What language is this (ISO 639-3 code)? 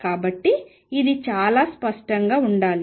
tel